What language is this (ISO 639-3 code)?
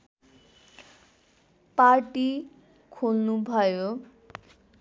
nep